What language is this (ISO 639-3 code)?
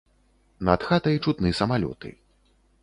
bel